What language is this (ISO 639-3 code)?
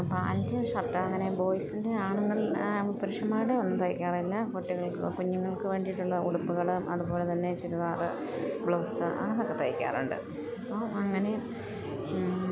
mal